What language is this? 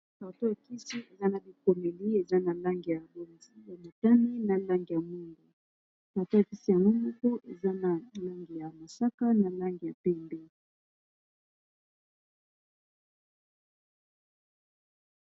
Lingala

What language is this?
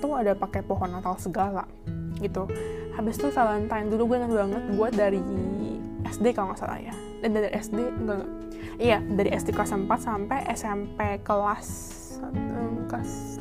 Indonesian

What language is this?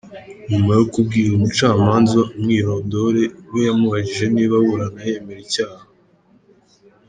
Kinyarwanda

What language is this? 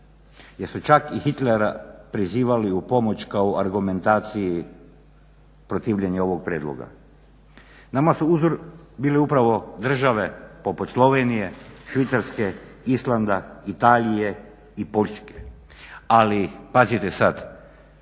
Croatian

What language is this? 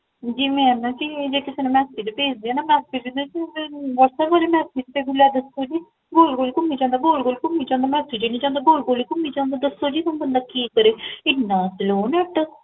Punjabi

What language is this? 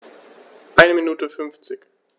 German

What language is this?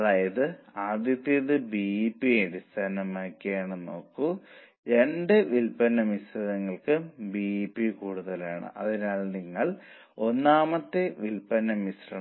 Malayalam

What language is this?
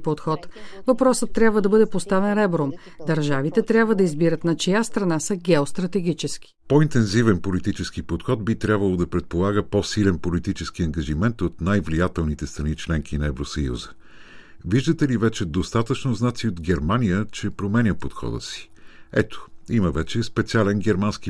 Bulgarian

